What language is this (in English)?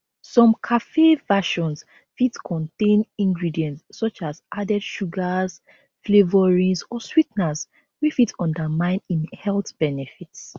Nigerian Pidgin